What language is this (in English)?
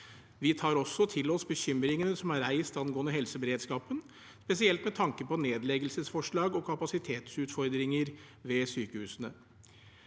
Norwegian